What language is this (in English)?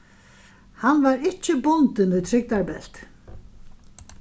Faroese